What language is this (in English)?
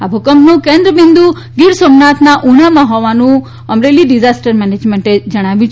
Gujarati